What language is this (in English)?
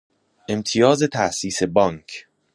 Persian